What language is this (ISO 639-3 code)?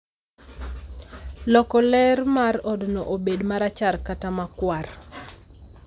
luo